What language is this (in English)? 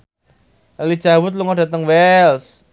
Javanese